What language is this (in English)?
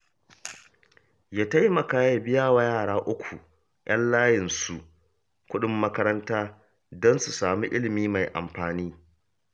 Hausa